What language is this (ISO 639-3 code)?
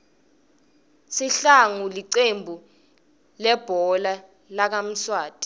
ssw